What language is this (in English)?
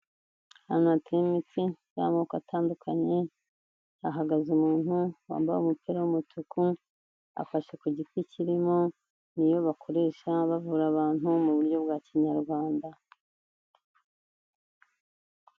Kinyarwanda